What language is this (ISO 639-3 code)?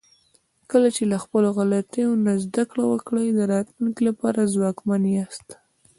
pus